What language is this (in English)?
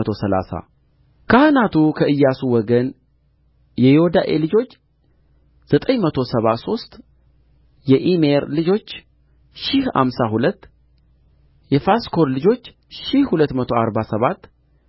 Amharic